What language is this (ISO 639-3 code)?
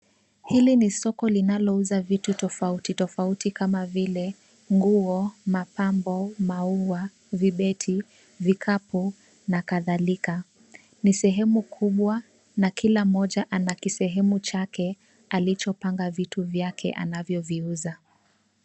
swa